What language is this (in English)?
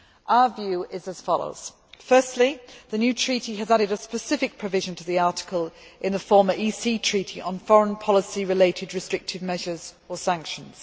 English